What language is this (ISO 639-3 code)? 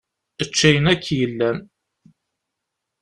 kab